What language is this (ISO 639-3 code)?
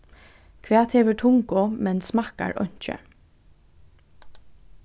fao